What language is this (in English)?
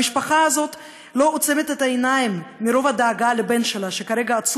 Hebrew